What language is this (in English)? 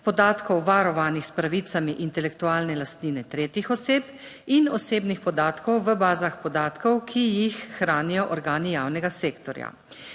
Slovenian